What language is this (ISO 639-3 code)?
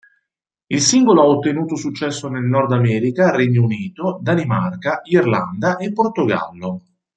ita